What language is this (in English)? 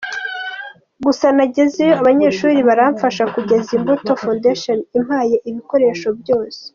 Kinyarwanda